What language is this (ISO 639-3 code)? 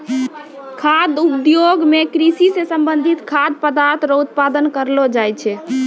mai